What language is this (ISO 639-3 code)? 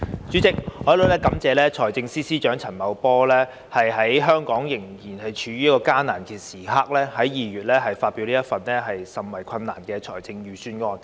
yue